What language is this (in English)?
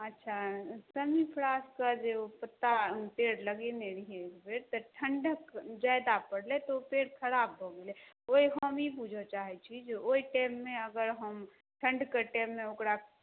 Maithili